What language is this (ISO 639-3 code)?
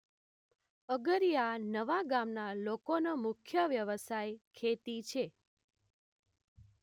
guj